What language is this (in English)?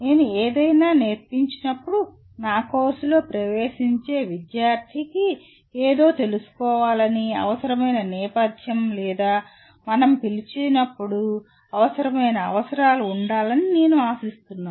Telugu